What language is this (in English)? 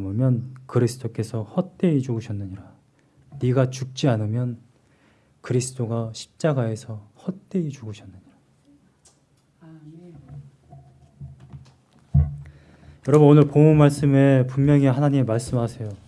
Korean